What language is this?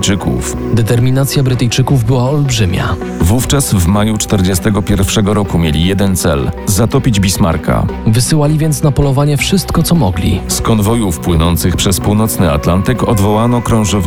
Polish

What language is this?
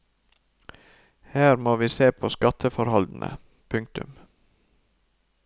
Norwegian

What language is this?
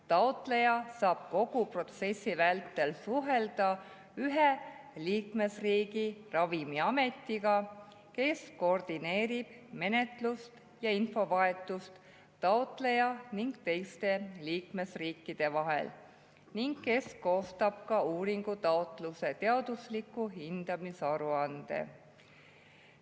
Estonian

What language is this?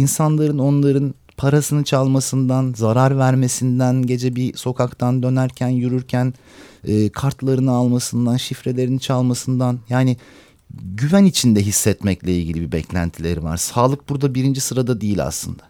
Turkish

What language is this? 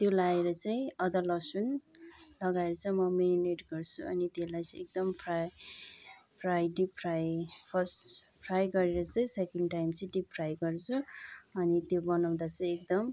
Nepali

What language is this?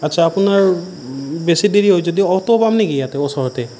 Assamese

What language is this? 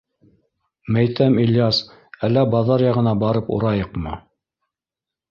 Bashkir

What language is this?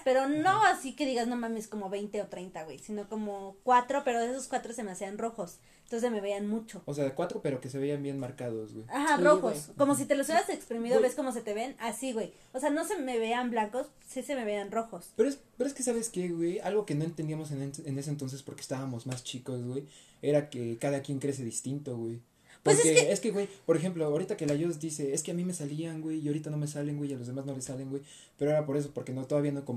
Spanish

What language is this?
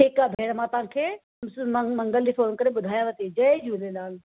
Sindhi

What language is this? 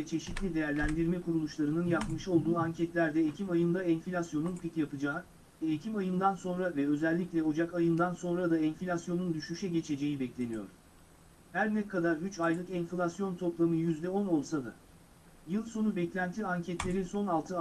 Turkish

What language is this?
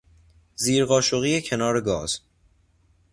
Persian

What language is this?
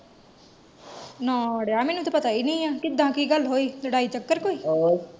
Punjabi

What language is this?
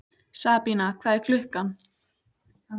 Icelandic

